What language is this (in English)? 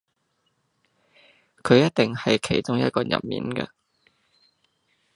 Cantonese